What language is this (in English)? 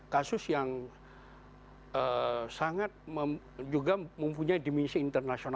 Indonesian